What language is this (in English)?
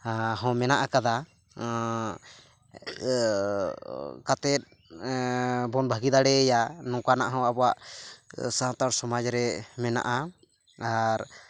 Santali